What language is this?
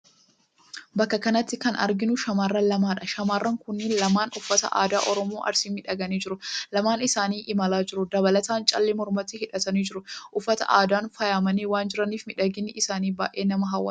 Oromo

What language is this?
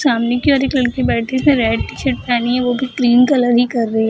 Hindi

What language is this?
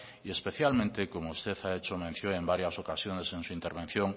Spanish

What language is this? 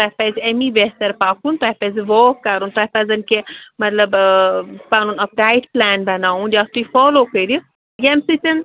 Kashmiri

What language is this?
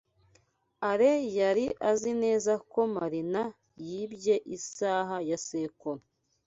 Kinyarwanda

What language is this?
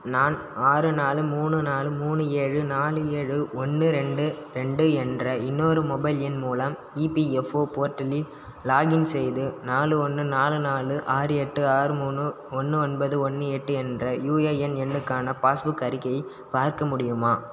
Tamil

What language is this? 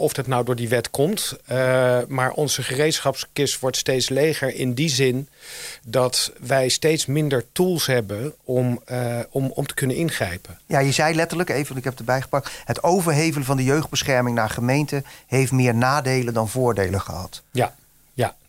Dutch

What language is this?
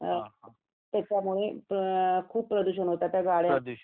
Marathi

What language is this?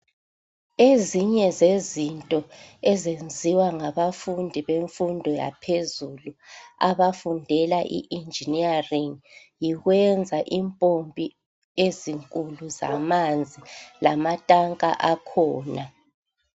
North Ndebele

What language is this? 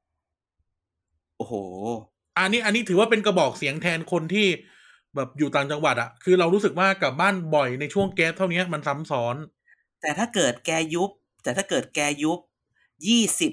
Thai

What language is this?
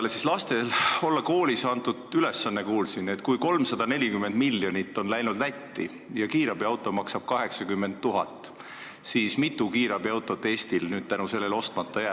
Estonian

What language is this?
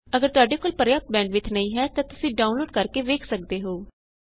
Punjabi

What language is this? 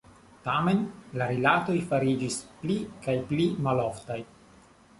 Esperanto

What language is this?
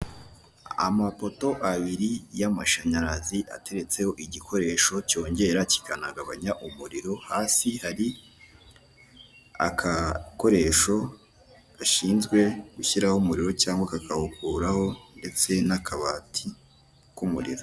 Kinyarwanda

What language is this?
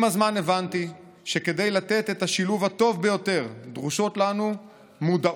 Hebrew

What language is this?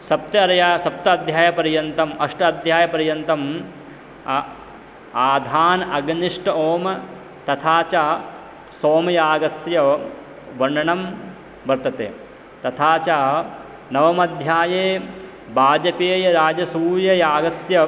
Sanskrit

